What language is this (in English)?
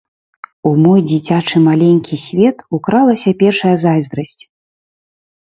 Belarusian